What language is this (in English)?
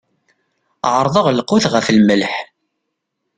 Kabyle